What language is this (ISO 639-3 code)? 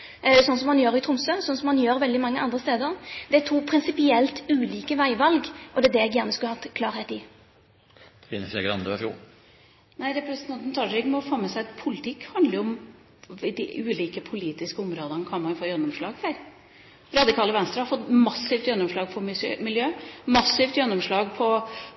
nob